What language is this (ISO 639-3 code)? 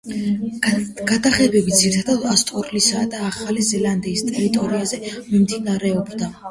kat